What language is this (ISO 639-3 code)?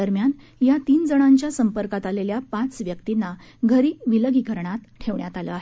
mar